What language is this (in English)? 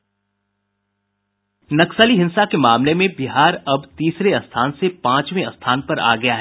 Hindi